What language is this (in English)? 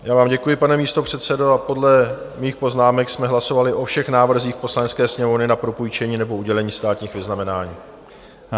Czech